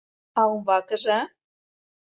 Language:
Mari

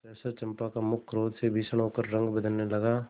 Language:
Hindi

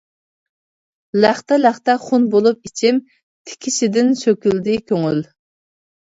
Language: Uyghur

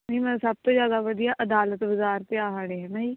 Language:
Punjabi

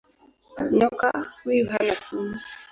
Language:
Swahili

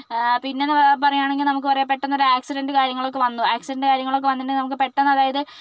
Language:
Malayalam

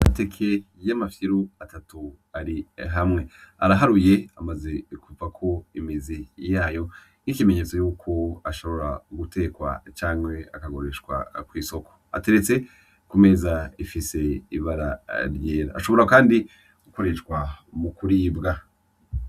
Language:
Rundi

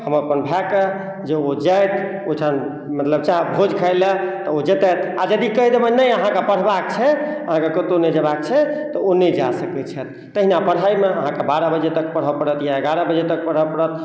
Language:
Maithili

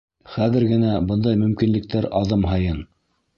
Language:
Bashkir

